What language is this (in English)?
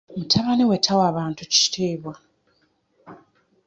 Ganda